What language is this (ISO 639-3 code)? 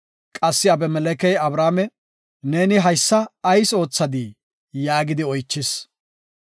gof